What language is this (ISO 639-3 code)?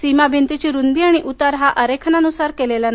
mar